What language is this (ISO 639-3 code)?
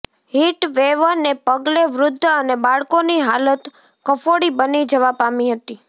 guj